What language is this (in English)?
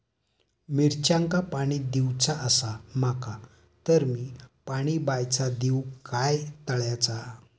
Marathi